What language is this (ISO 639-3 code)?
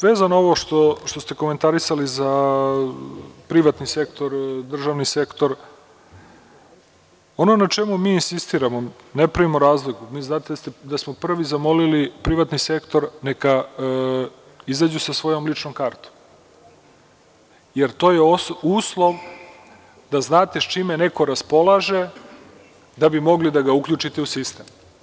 srp